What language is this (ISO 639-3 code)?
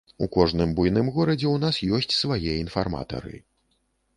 bel